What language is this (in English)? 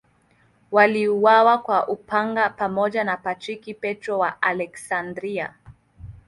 Swahili